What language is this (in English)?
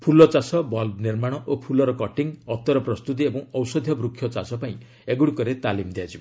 Odia